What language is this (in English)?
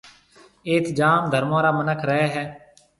Marwari (Pakistan)